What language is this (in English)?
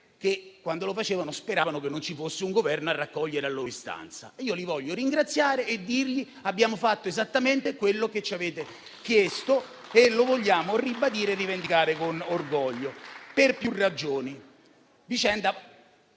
Italian